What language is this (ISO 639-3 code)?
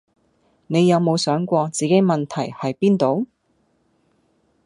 yue